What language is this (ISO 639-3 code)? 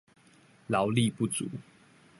zho